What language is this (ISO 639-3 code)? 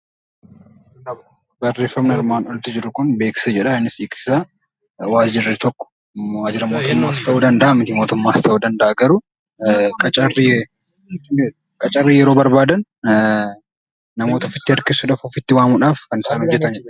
orm